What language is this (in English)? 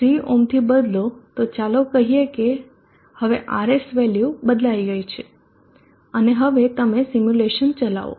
Gujarati